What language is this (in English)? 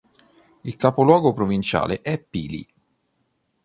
Italian